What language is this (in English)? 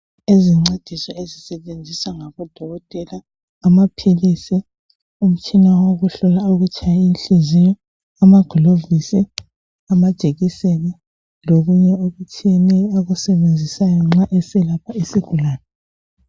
North Ndebele